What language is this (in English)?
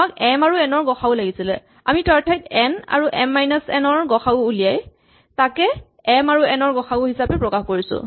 Assamese